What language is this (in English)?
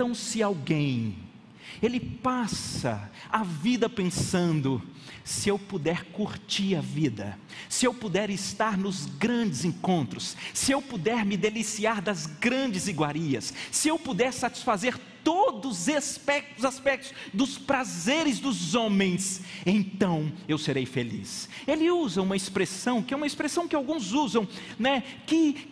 Portuguese